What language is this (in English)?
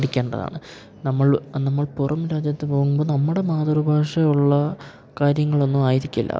Malayalam